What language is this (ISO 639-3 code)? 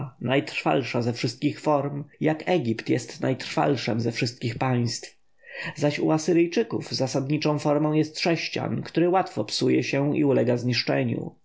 pol